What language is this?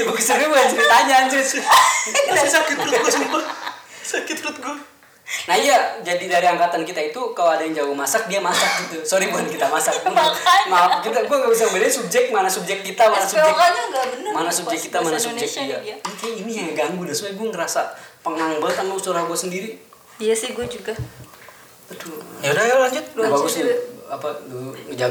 Indonesian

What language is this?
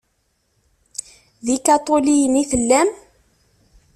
Kabyle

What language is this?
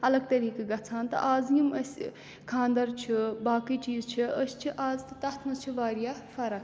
Kashmiri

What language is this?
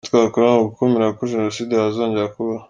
Kinyarwanda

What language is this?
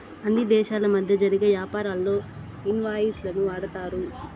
Telugu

